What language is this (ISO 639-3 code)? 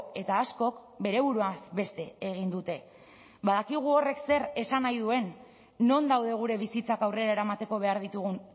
eus